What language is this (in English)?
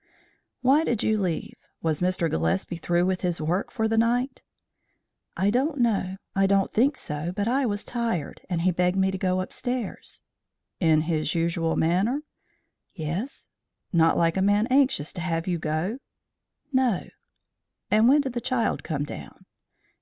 English